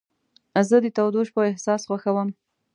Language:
Pashto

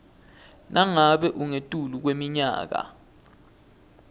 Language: Swati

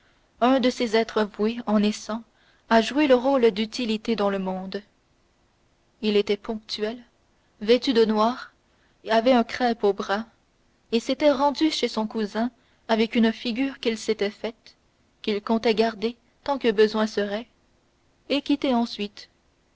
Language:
French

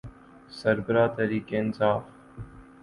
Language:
Urdu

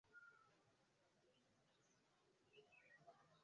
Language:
Swahili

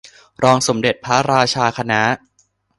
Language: Thai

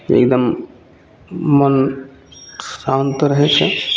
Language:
Maithili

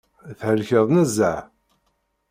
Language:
Kabyle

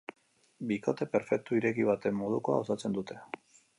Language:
Basque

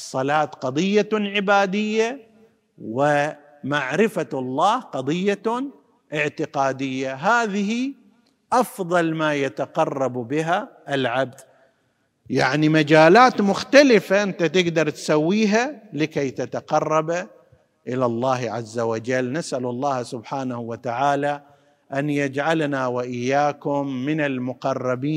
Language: Arabic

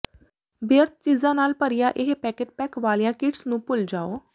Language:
Punjabi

